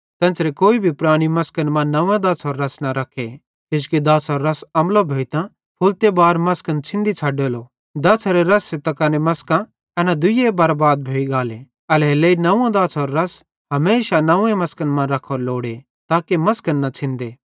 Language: Bhadrawahi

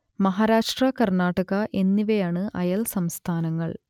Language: Malayalam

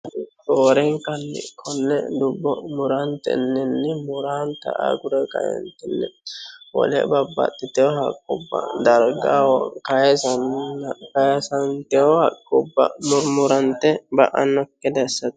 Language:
Sidamo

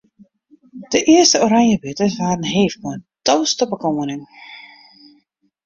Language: Western Frisian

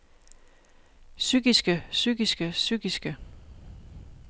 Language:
Danish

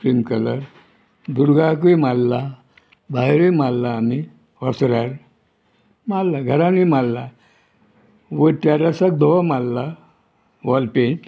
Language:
Konkani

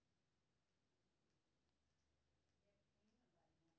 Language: Maithili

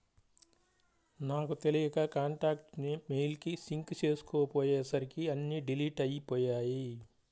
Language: Telugu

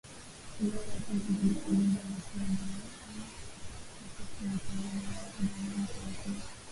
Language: Swahili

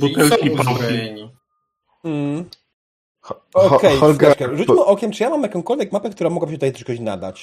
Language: Polish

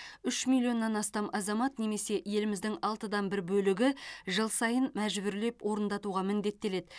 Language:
Kazakh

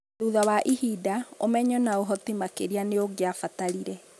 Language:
Kikuyu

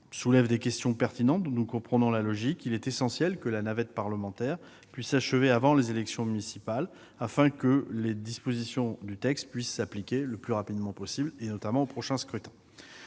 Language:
French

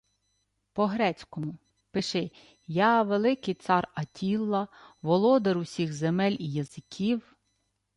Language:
Ukrainian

